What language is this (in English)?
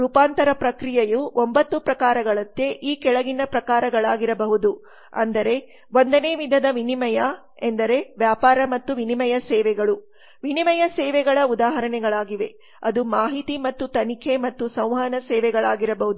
Kannada